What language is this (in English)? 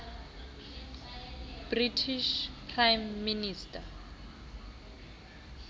Xhosa